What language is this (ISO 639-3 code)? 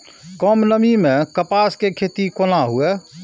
mai